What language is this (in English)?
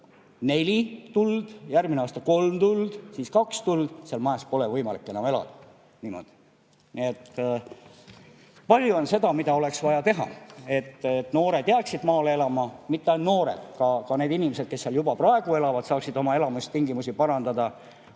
Estonian